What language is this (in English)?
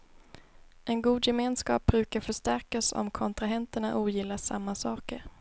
Swedish